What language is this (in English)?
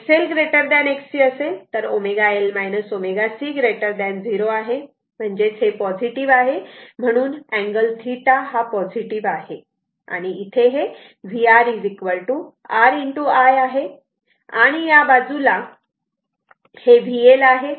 Marathi